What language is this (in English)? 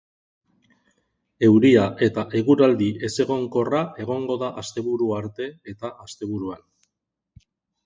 Basque